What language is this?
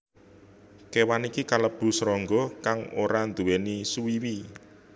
Javanese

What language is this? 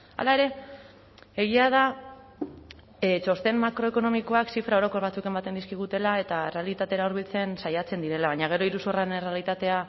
Basque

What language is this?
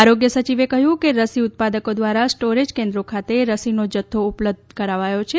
Gujarati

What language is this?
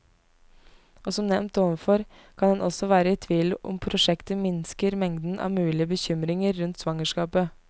Norwegian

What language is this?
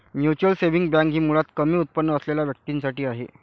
Marathi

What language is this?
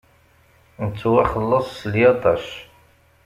Kabyle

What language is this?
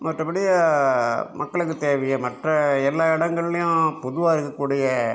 Tamil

